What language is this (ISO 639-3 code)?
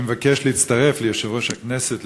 heb